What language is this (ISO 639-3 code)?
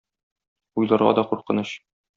tat